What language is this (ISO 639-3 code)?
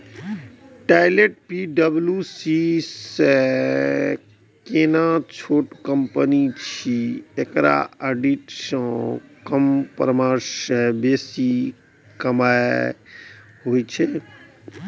mai